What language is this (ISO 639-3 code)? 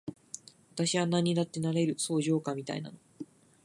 jpn